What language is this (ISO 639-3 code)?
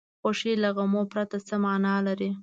pus